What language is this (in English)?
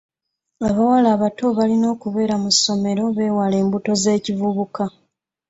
Ganda